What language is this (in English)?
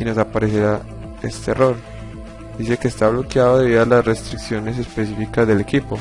Spanish